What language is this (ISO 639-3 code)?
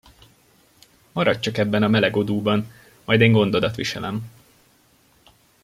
hun